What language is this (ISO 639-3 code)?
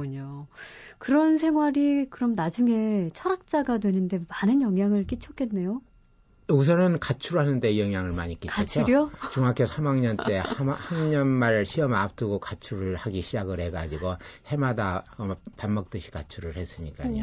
kor